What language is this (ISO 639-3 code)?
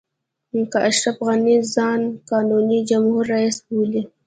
pus